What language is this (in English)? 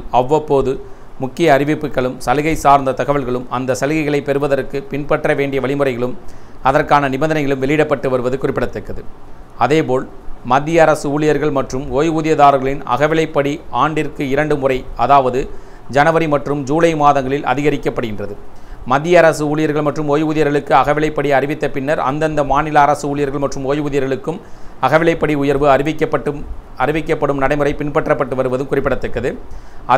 Tamil